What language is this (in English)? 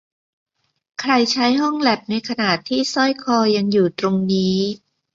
Thai